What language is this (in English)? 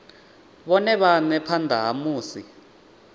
Venda